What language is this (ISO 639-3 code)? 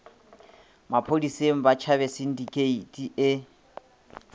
nso